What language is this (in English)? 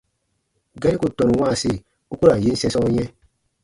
Baatonum